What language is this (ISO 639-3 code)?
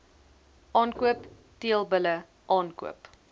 afr